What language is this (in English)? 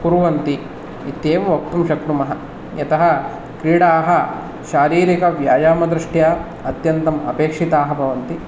Sanskrit